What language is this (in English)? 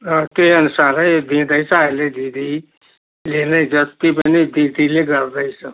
Nepali